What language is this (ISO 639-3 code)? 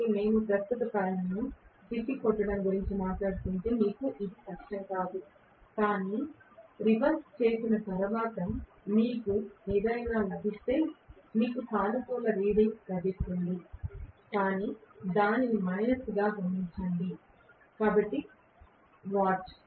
tel